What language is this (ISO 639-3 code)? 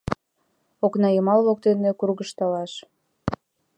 chm